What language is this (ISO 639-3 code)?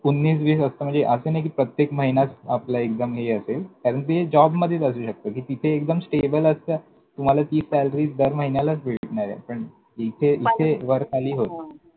mar